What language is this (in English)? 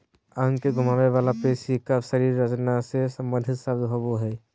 Magahi